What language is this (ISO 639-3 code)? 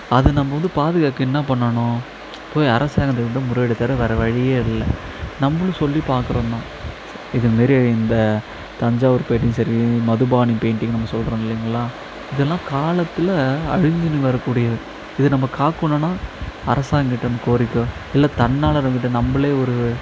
tam